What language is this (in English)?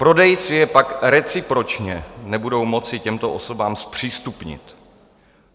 Czech